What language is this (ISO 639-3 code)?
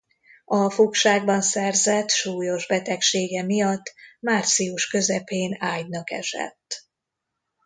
hun